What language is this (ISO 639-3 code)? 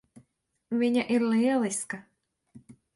lav